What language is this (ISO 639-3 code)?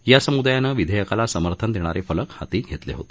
mar